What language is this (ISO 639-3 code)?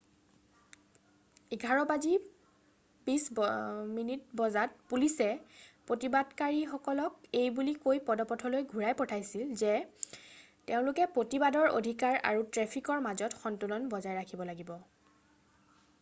asm